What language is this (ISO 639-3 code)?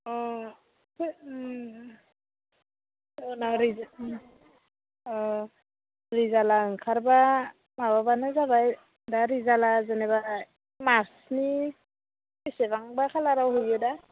brx